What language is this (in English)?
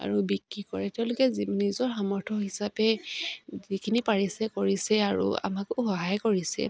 Assamese